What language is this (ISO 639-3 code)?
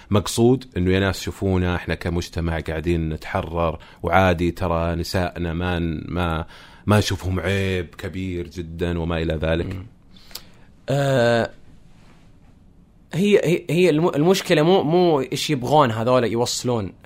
ara